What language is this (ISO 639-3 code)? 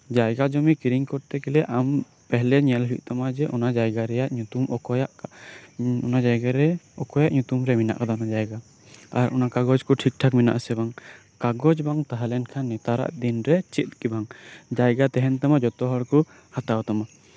sat